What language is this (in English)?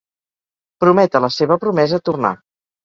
Catalan